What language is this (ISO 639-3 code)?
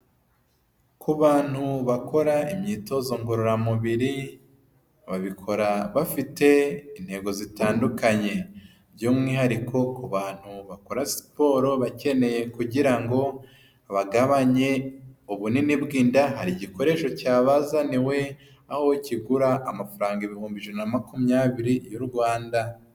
kin